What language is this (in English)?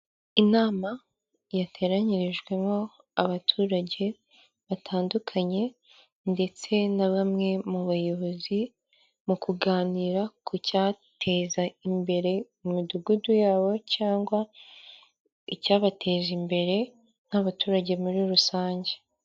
Kinyarwanda